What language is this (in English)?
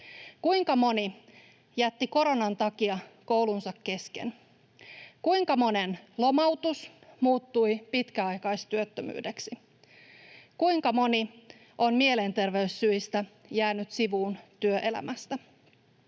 Finnish